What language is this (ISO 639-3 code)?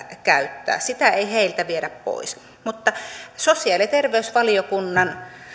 fin